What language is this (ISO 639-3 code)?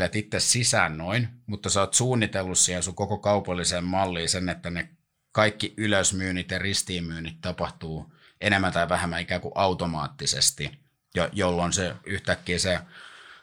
fin